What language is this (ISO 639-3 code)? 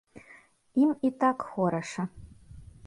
bel